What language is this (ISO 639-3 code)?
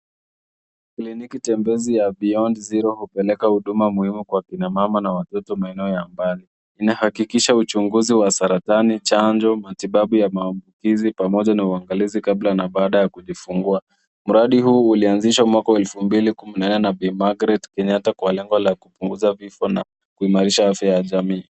swa